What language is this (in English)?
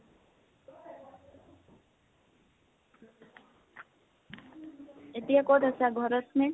Assamese